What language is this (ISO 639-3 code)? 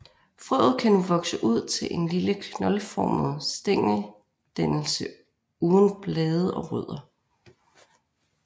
dan